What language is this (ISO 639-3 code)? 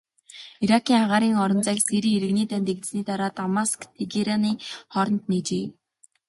mon